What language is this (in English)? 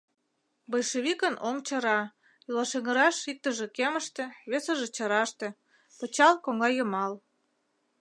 Mari